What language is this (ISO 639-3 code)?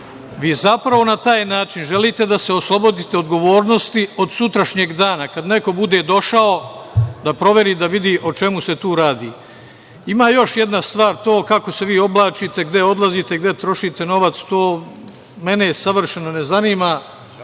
srp